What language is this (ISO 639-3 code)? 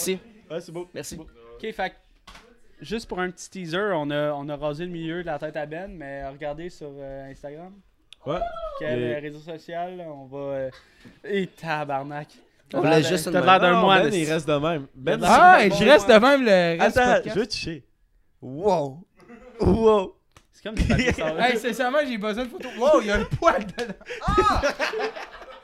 fra